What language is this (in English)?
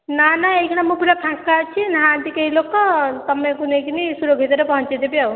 Odia